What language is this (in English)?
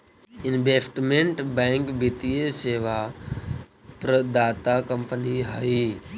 Magahi